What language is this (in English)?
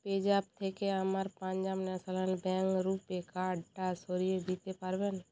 Bangla